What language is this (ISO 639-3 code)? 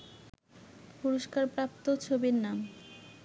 ben